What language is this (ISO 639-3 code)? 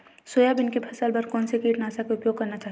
hne